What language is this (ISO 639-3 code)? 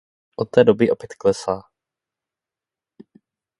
ces